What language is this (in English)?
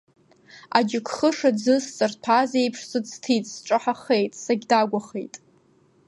Abkhazian